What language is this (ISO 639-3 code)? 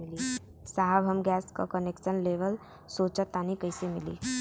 bho